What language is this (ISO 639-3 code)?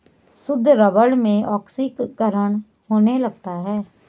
hin